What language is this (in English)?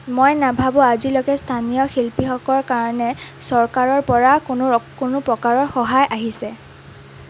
Assamese